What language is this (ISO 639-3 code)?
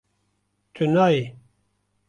kur